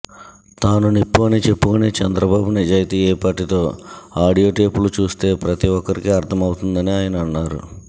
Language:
Telugu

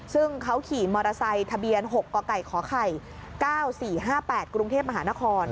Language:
Thai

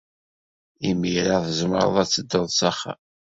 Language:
Kabyle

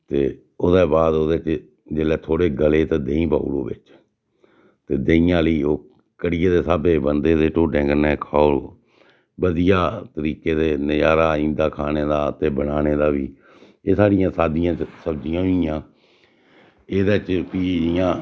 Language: Dogri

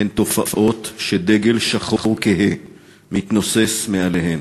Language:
Hebrew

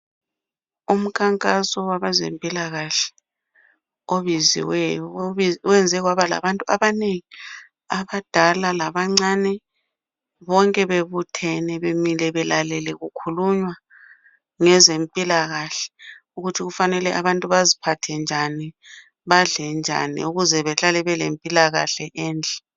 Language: North Ndebele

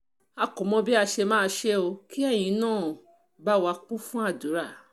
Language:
Yoruba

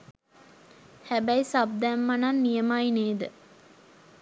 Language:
Sinhala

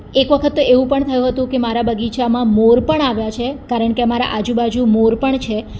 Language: Gujarati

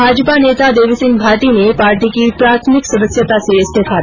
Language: Hindi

